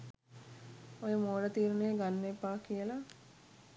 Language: Sinhala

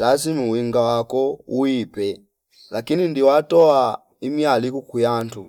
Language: Fipa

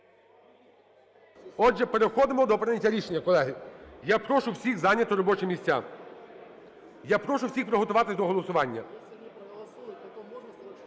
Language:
Ukrainian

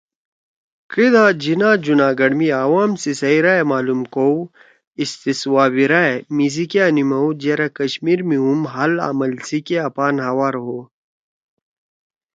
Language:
Torwali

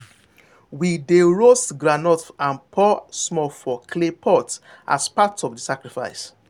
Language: Nigerian Pidgin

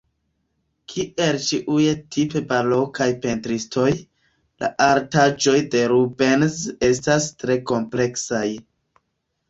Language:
Esperanto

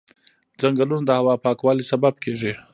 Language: Pashto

